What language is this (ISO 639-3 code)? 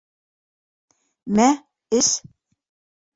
bak